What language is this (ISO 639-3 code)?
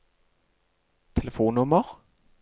nor